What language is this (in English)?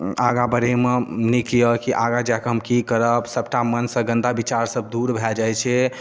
Maithili